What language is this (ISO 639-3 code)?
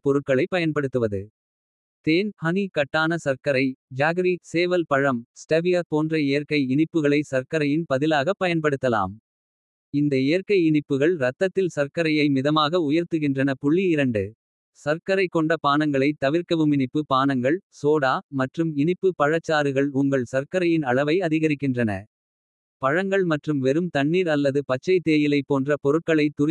kfe